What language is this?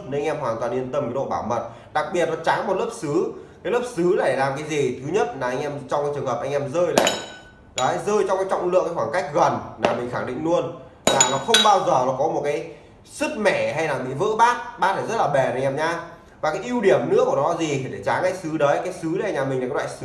Vietnamese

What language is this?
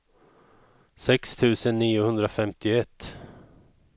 Swedish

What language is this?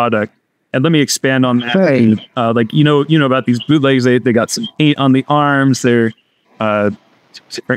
English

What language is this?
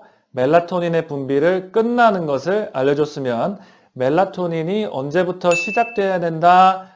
Korean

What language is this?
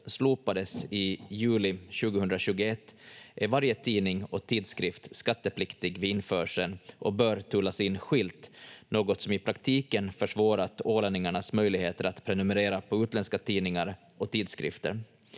Finnish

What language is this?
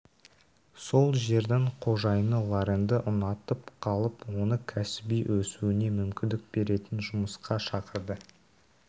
Kazakh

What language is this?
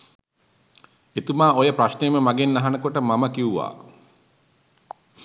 Sinhala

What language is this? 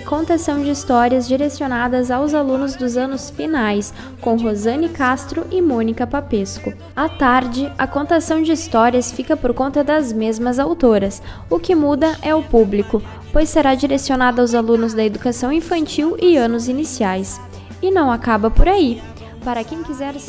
Portuguese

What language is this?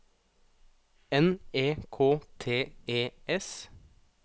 Norwegian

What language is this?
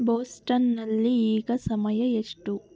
Kannada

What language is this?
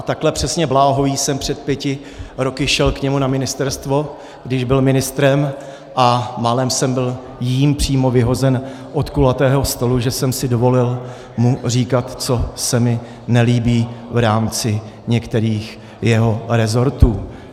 Czech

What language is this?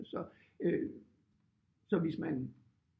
Danish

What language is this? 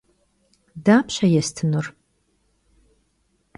Kabardian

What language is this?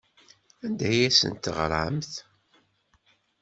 Kabyle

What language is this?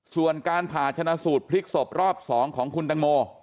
Thai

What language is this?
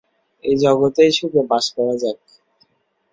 Bangla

